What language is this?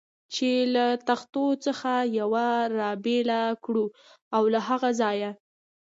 Pashto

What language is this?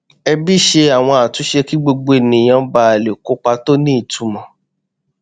Yoruba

